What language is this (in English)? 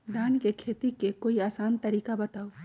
Magahi